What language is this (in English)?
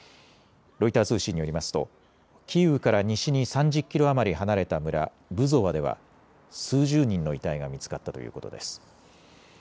Japanese